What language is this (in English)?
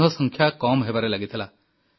Odia